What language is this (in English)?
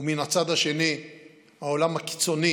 Hebrew